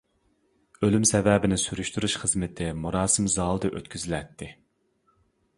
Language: Uyghur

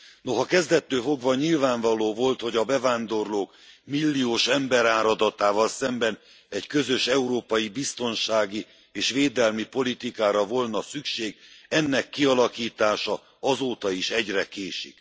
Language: Hungarian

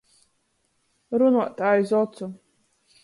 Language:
Latgalian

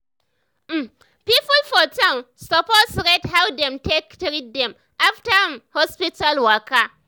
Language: Nigerian Pidgin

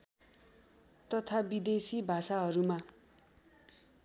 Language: Nepali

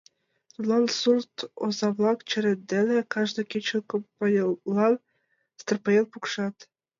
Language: Mari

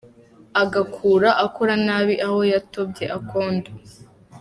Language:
Kinyarwanda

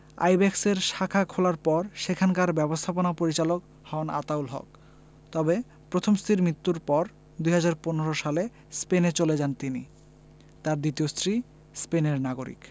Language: Bangla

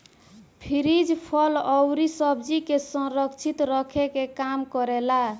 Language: Bhojpuri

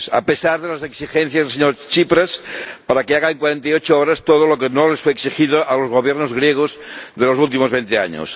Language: Spanish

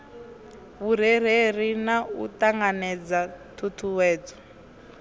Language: Venda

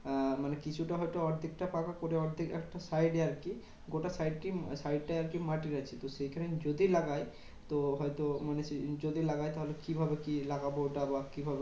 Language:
Bangla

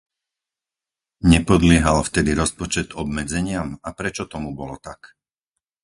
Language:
Slovak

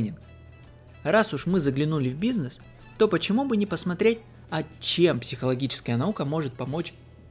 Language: Russian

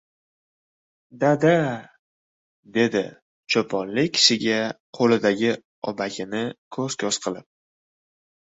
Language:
Uzbek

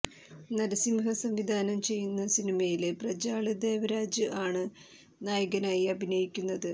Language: Malayalam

